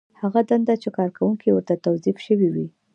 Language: Pashto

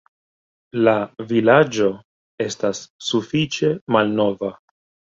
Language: Esperanto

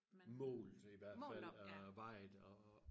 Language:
Danish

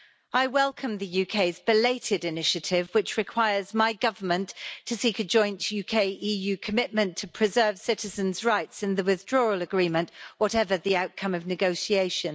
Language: English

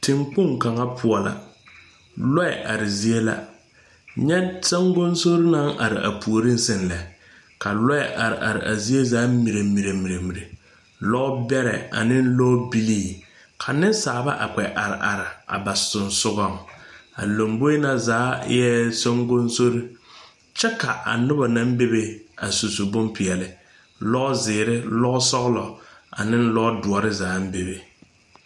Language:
Southern Dagaare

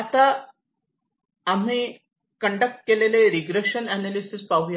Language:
Marathi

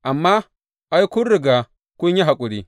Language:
Hausa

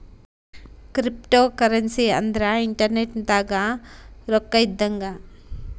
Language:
Kannada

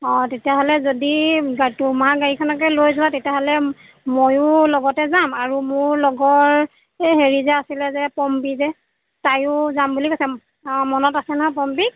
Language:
Assamese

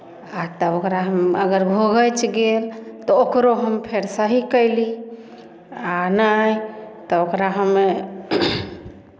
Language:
Maithili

